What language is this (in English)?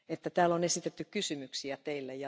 Finnish